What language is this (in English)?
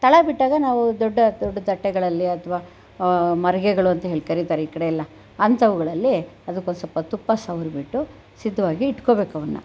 Kannada